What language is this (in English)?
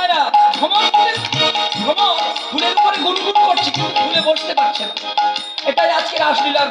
Bangla